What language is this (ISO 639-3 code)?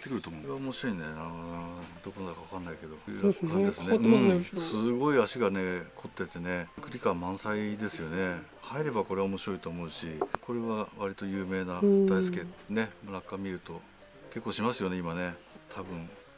jpn